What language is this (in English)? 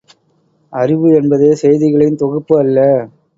Tamil